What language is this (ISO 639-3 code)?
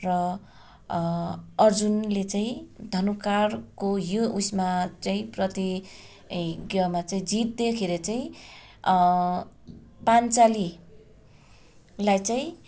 nep